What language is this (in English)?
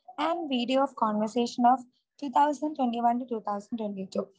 Malayalam